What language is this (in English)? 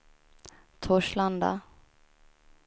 Swedish